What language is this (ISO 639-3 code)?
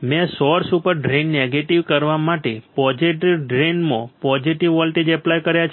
guj